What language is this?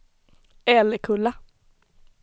Swedish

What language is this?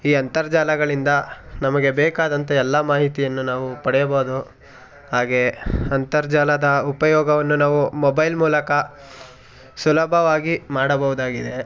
Kannada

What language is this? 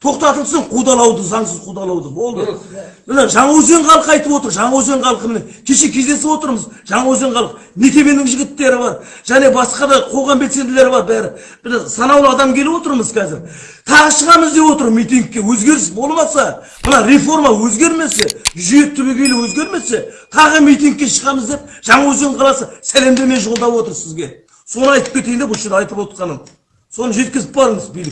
Turkish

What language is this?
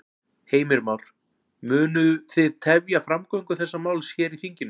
Icelandic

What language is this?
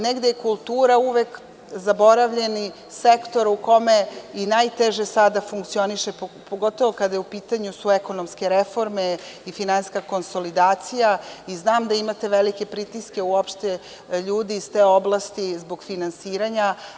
Serbian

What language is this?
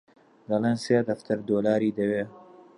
Central Kurdish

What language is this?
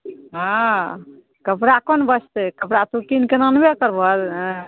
Maithili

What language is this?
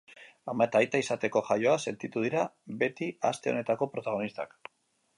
Basque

